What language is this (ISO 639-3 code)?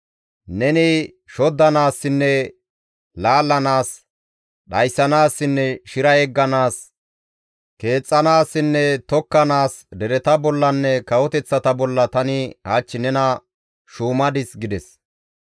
gmv